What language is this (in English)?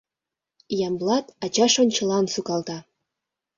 Mari